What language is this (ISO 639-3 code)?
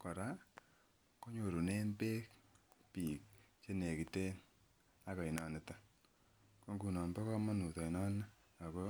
kln